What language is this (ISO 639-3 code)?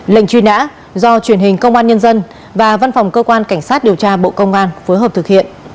vie